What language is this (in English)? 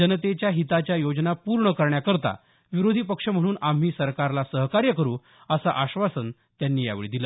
Marathi